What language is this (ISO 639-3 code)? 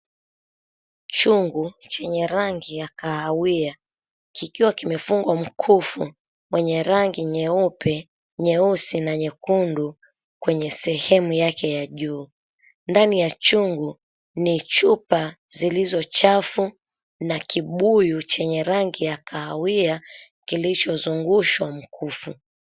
swa